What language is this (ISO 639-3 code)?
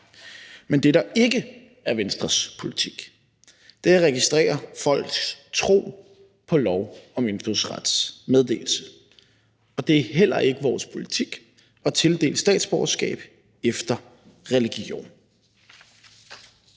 dan